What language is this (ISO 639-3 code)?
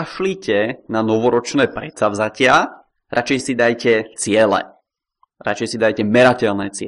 ces